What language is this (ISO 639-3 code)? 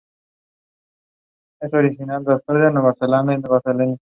spa